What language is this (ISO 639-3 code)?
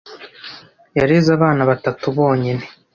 kin